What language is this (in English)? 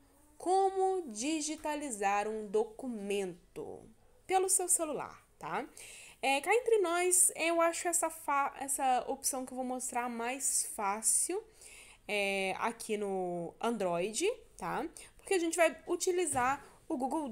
Portuguese